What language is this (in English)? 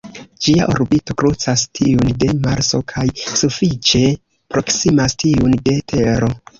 Esperanto